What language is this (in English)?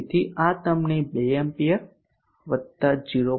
Gujarati